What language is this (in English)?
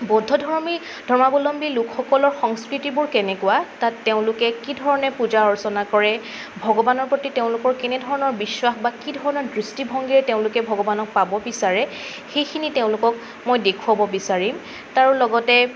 Assamese